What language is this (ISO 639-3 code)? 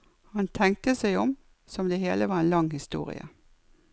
nor